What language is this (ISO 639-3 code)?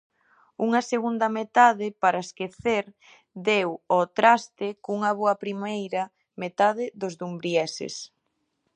glg